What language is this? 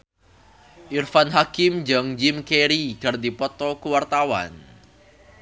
Sundanese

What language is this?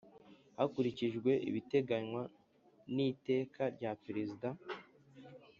Kinyarwanda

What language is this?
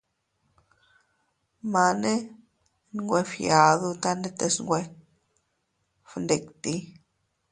Teutila Cuicatec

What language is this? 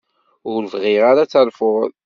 Kabyle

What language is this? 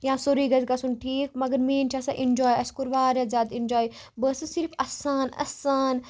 Kashmiri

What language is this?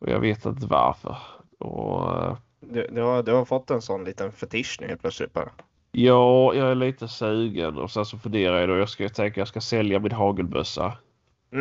Swedish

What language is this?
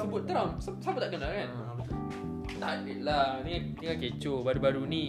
Malay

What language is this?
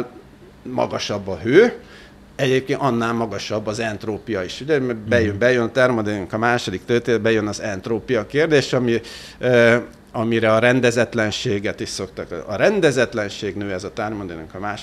Hungarian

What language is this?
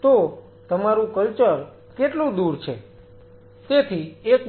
Gujarati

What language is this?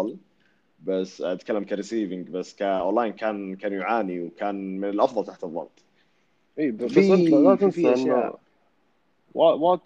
Arabic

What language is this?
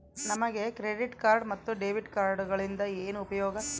Kannada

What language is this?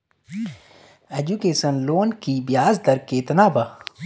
Bhojpuri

